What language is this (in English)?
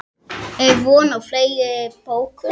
Icelandic